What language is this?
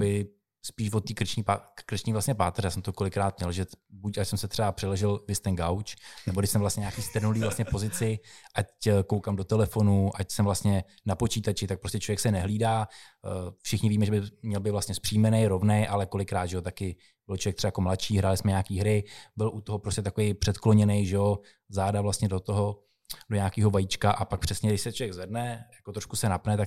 Czech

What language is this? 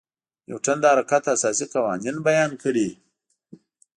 Pashto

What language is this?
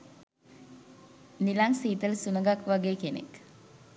Sinhala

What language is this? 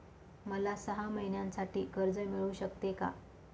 Marathi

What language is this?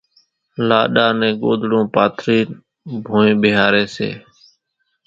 Kachi Koli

